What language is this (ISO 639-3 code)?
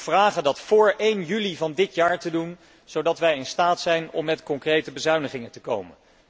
nld